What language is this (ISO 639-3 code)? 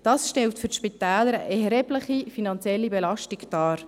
gsw